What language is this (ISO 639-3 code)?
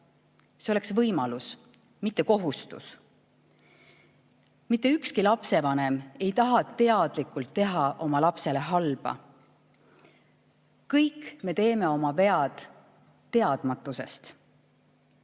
est